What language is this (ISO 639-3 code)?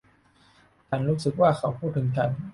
tha